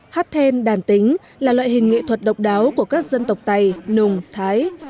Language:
Vietnamese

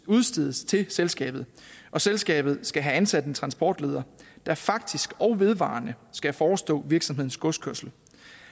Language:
Danish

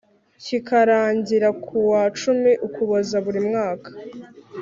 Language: Kinyarwanda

